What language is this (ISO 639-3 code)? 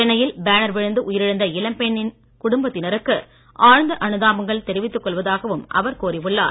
tam